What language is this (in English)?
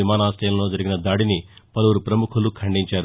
Telugu